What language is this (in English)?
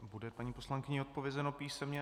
Czech